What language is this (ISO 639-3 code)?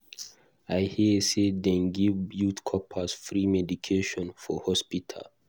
pcm